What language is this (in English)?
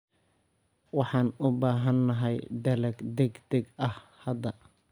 Somali